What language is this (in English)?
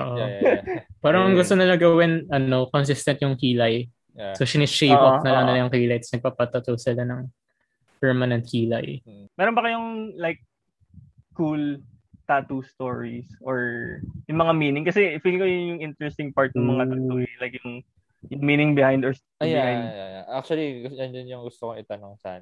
Filipino